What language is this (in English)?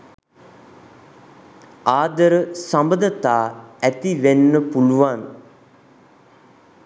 Sinhala